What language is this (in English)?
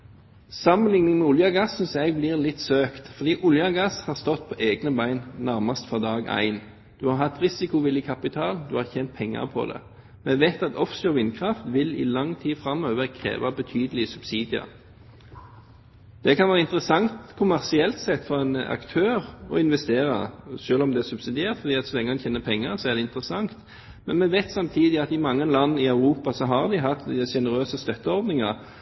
Norwegian Bokmål